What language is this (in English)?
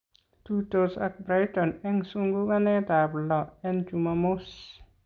Kalenjin